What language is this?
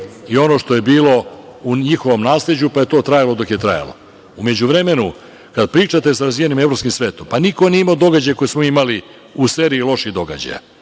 Serbian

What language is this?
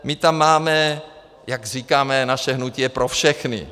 Czech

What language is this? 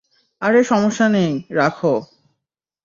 Bangla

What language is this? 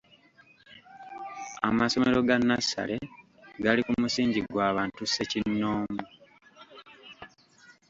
Ganda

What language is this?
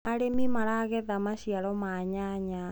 Kikuyu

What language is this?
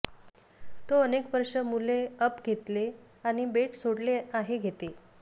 Marathi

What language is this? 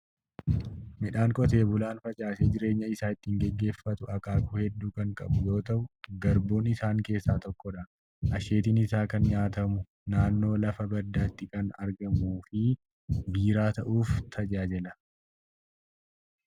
Oromo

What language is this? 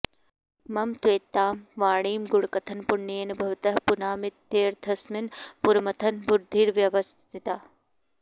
Sanskrit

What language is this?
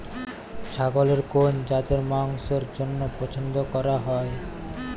Bangla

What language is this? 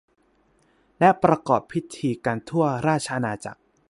Thai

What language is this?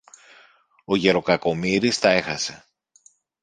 Greek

